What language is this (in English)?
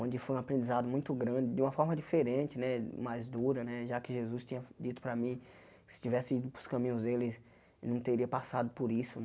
Portuguese